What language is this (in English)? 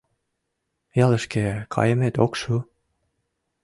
Mari